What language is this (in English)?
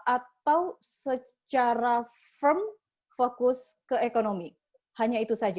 Indonesian